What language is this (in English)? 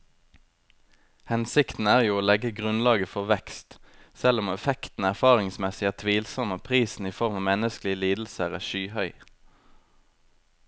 Norwegian